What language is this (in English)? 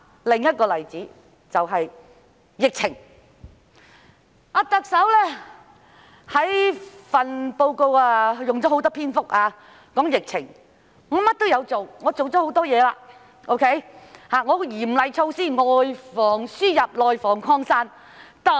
Cantonese